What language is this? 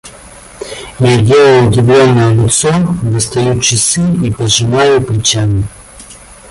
Russian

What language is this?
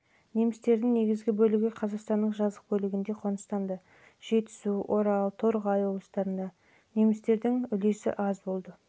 Kazakh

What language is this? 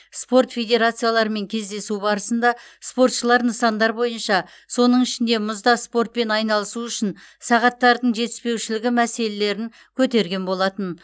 Kazakh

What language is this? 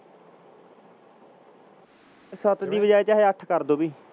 Punjabi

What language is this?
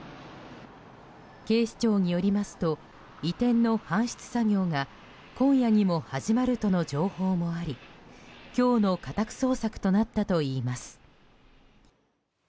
Japanese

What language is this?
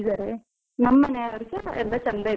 Kannada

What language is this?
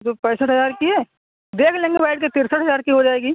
Urdu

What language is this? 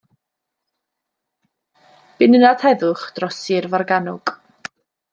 Welsh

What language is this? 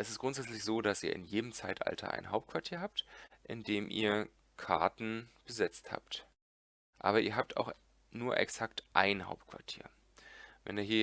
German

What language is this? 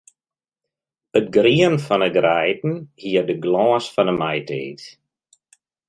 Western Frisian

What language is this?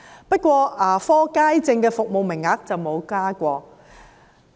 Cantonese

